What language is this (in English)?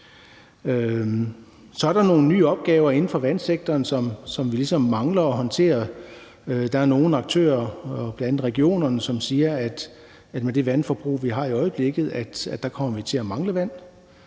Danish